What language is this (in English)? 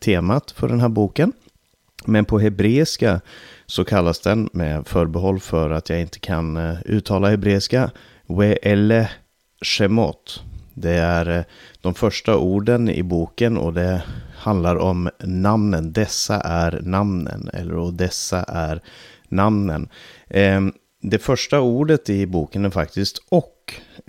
Swedish